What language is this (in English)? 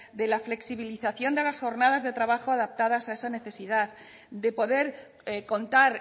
Spanish